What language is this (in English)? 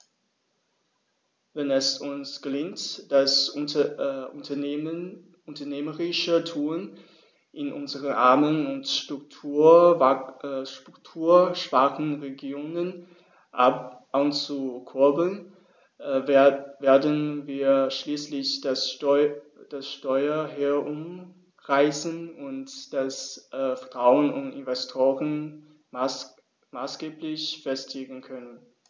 German